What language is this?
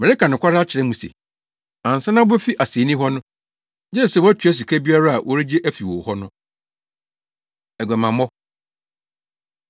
Akan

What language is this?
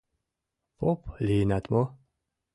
Mari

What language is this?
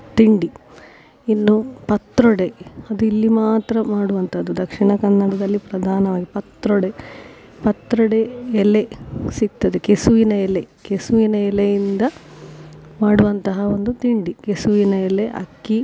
Kannada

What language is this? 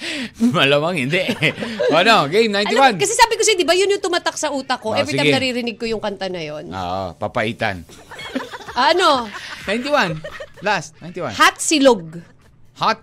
Filipino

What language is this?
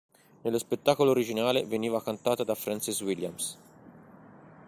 Italian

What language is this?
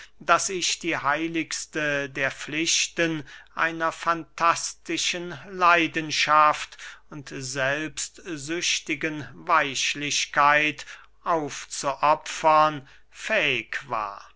German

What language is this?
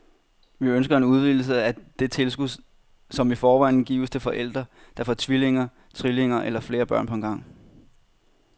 Danish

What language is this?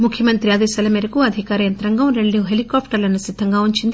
Telugu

